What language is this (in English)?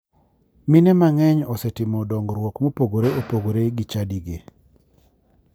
Luo (Kenya and Tanzania)